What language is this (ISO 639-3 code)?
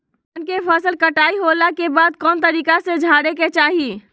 mag